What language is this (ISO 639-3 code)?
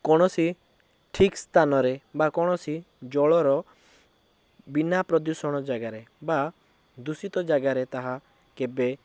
ori